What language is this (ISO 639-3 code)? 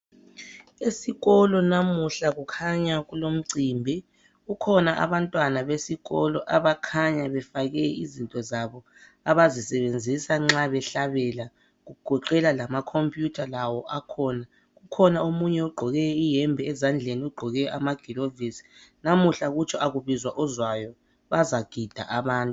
nde